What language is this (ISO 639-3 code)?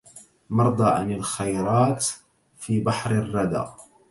ara